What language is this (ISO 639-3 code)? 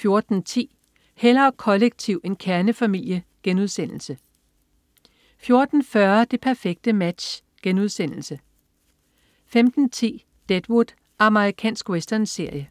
dan